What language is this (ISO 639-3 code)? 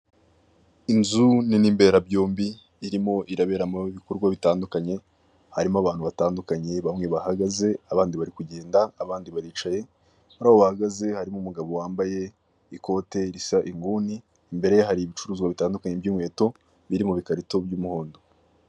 kin